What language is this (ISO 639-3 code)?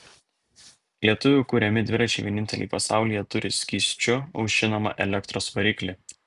lit